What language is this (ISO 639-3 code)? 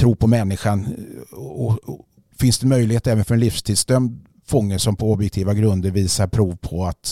swe